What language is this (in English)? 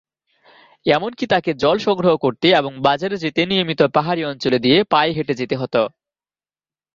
Bangla